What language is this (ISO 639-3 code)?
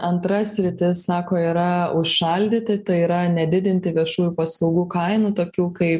lit